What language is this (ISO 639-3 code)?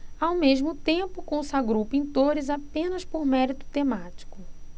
por